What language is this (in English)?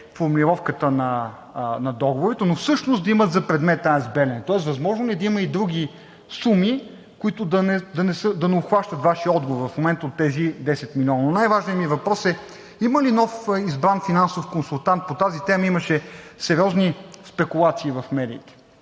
Bulgarian